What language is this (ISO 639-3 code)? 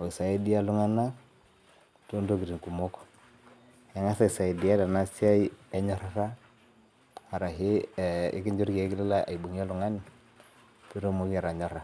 mas